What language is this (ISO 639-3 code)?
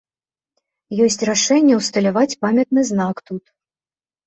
bel